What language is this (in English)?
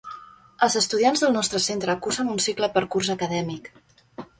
Catalan